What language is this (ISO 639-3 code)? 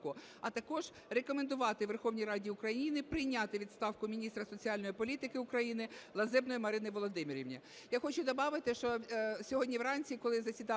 ukr